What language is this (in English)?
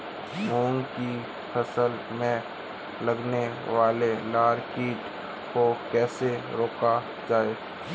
Hindi